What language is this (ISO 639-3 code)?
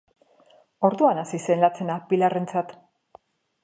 eus